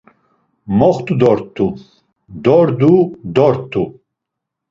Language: Laz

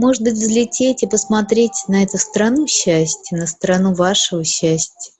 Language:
Russian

